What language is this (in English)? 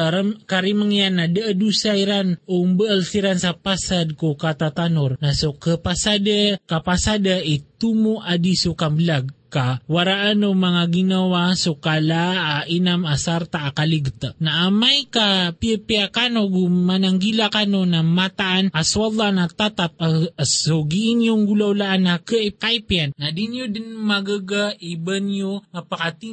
Filipino